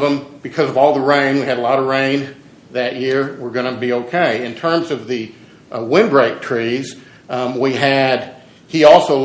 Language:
English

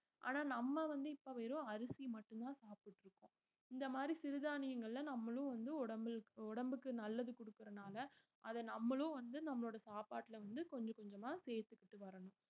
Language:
Tamil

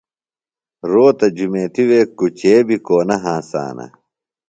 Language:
Phalura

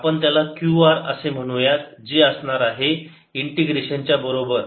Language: Marathi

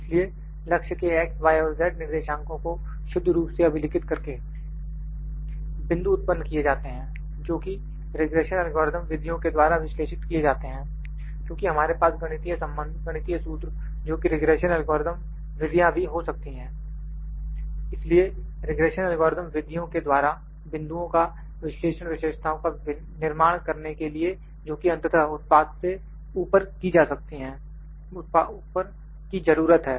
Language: Hindi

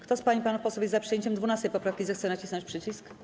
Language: Polish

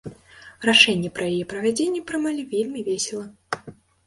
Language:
Belarusian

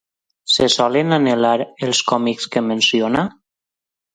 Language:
Catalan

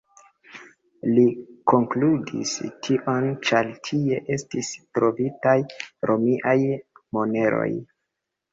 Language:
Esperanto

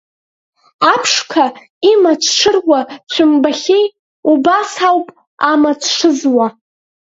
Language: Abkhazian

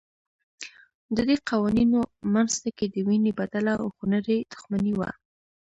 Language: Pashto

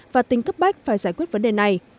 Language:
Vietnamese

